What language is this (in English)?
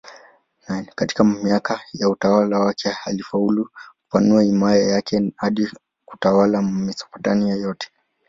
Swahili